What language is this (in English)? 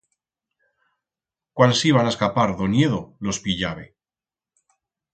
Aragonese